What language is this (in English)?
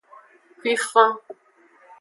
Aja (Benin)